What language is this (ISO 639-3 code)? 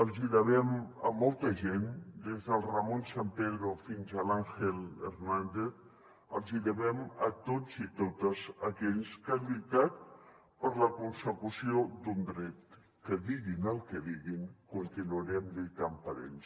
cat